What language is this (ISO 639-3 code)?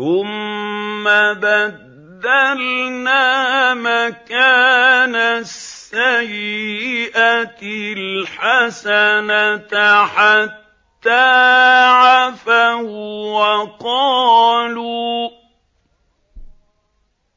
ara